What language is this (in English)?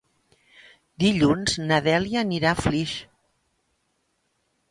Catalan